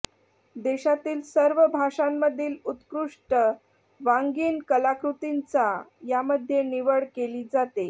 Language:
Marathi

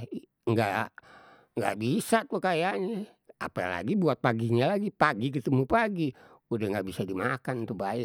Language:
Betawi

